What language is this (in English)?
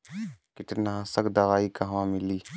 Bhojpuri